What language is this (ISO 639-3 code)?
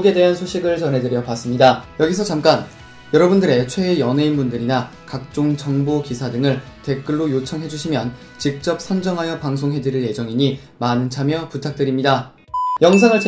kor